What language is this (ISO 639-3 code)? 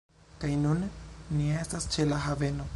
epo